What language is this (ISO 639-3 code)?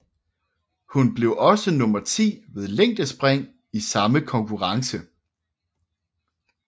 dan